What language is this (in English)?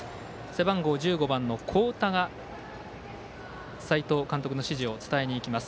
Japanese